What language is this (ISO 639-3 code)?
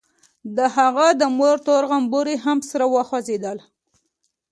pus